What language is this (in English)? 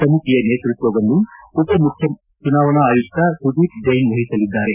Kannada